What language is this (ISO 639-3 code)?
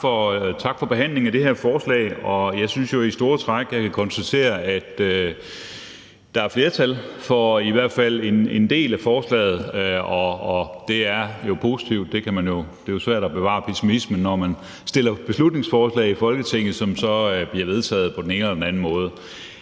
dan